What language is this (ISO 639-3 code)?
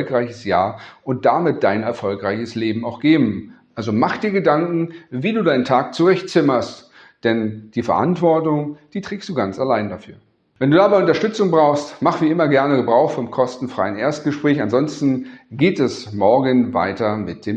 deu